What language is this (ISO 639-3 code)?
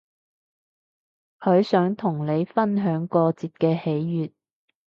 yue